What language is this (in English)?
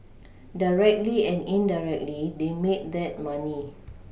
English